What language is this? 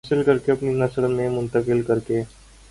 Urdu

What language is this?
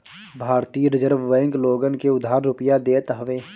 Bhojpuri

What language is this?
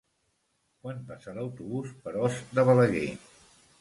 Catalan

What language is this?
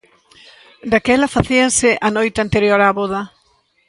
Galician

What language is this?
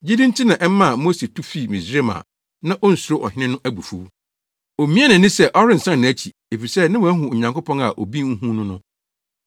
Akan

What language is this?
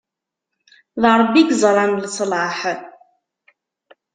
Kabyle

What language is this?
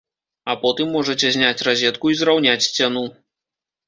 Belarusian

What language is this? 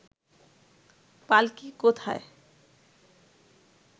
Bangla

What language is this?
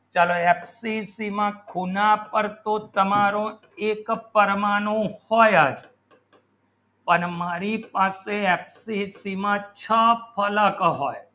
Gujarati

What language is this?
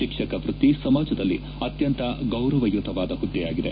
Kannada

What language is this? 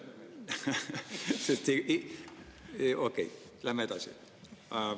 Estonian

